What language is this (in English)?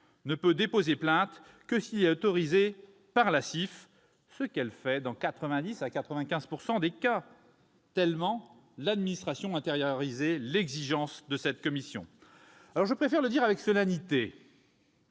French